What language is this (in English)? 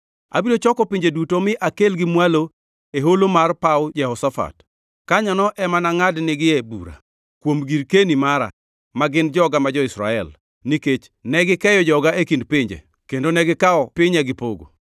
Luo (Kenya and Tanzania)